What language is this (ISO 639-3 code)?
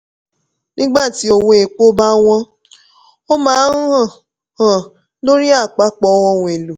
yor